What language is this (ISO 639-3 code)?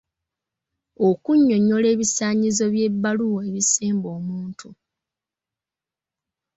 lug